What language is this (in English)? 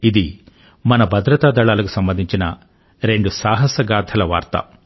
Telugu